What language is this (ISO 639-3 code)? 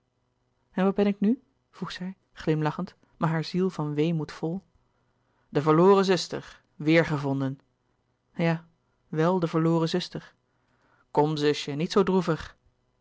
nld